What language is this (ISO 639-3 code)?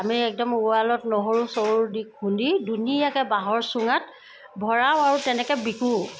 asm